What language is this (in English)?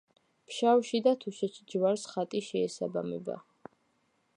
Georgian